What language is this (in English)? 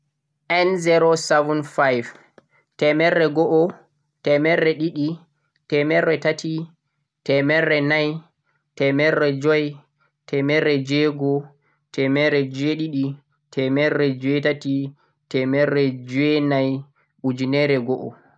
Central-Eastern Niger Fulfulde